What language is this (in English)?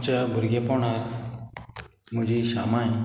Konkani